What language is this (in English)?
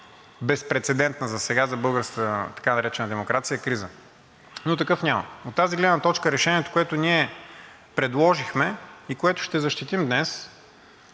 Bulgarian